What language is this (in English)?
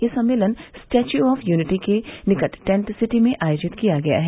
Hindi